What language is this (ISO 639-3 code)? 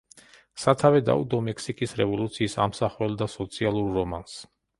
kat